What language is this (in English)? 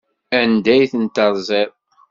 Kabyle